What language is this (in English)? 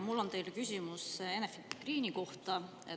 Estonian